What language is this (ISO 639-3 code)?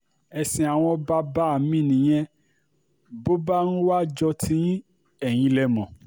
yor